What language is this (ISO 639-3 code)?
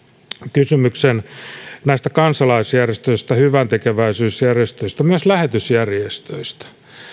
fin